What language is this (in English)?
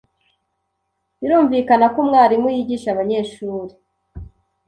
Kinyarwanda